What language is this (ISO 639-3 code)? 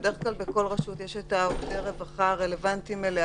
heb